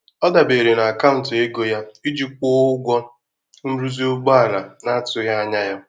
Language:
Igbo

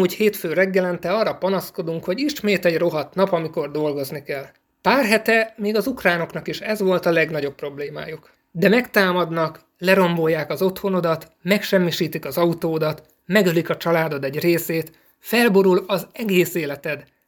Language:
Hungarian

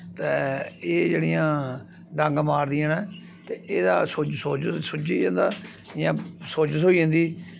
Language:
Dogri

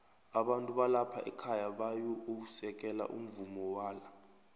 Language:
South Ndebele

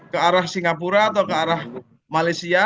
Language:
Indonesian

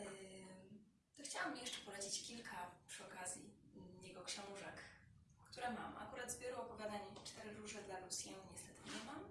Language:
Polish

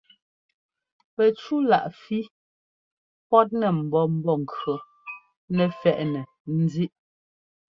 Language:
Ngomba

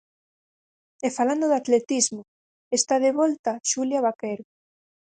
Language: Galician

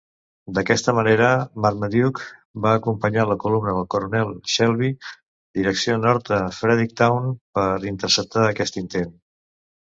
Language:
Catalan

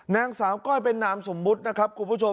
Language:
Thai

